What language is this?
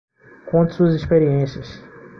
Portuguese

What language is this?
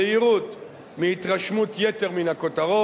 Hebrew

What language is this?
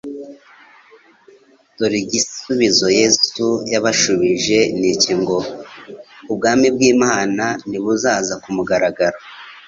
Kinyarwanda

